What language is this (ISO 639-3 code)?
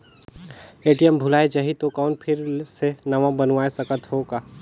hne